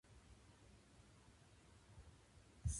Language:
Japanese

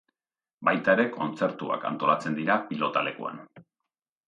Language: Basque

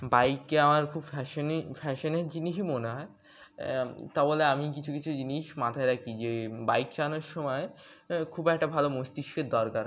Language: Bangla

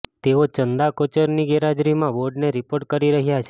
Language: Gujarati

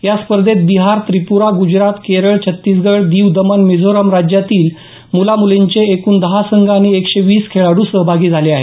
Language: Marathi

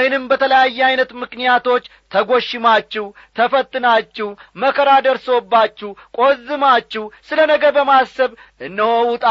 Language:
Amharic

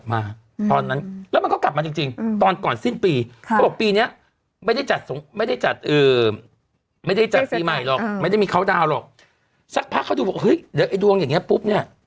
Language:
Thai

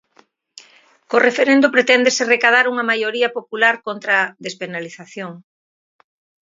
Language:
Galician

